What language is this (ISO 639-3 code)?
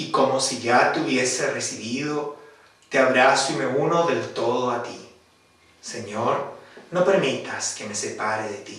spa